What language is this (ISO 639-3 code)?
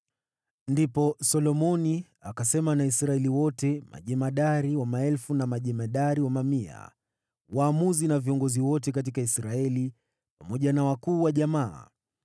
swa